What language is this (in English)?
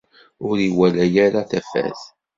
Kabyle